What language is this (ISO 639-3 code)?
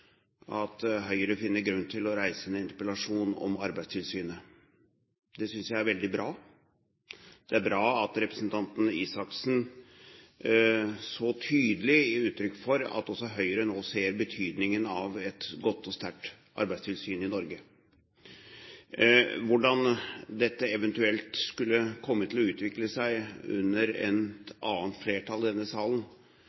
nob